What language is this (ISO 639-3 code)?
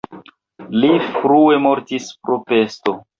epo